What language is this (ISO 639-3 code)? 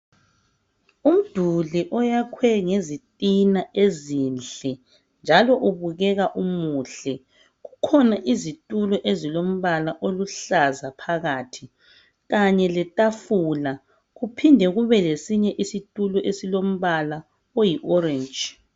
nde